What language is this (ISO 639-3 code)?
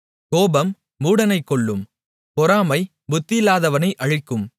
tam